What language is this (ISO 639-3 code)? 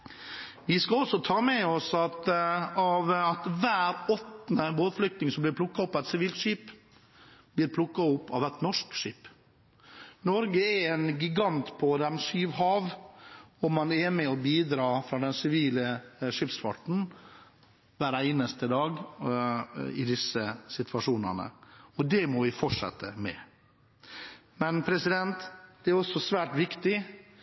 nob